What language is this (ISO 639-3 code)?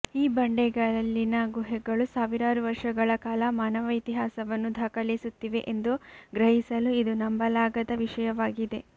kan